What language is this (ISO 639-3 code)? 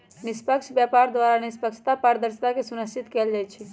mag